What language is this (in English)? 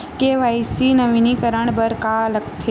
Chhattisgarhi